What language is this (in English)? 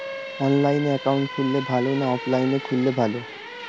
Bangla